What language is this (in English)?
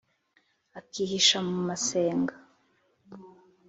Kinyarwanda